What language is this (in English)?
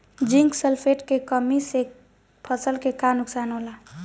Bhojpuri